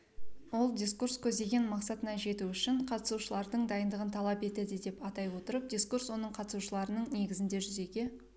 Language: Kazakh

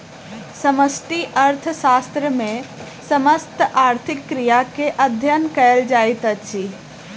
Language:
Maithili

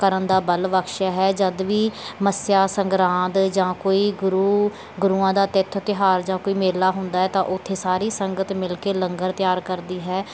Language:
Punjabi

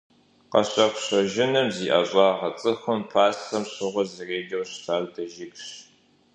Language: Kabardian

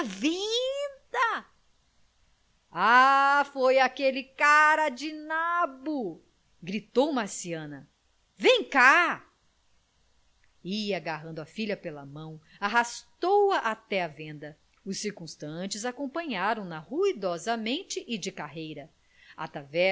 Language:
Portuguese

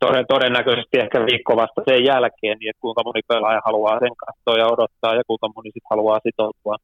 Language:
Finnish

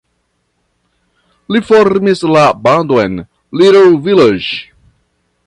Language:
Esperanto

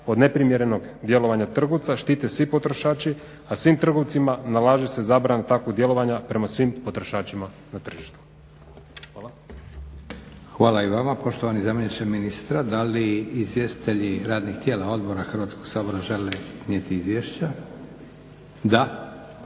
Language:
Croatian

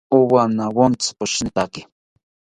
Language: South Ucayali Ashéninka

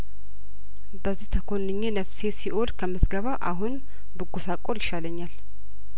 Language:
Amharic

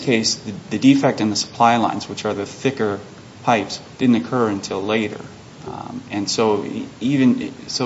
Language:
English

